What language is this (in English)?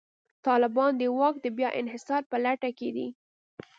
Pashto